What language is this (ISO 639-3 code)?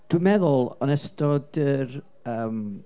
cym